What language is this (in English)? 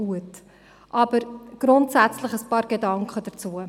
Swiss German